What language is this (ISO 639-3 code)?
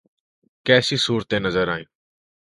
urd